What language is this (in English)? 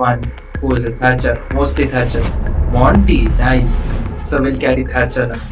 English